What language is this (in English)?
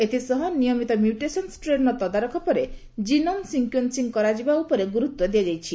Odia